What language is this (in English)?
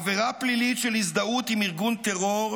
Hebrew